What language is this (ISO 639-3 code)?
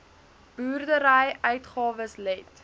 afr